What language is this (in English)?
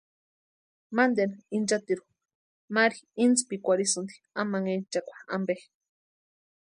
Western Highland Purepecha